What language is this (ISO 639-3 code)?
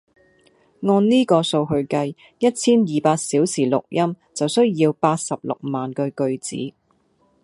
yue